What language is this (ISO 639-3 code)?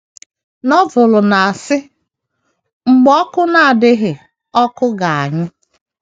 ibo